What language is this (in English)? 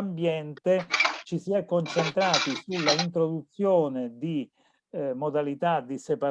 Italian